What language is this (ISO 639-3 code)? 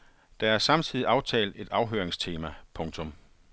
dan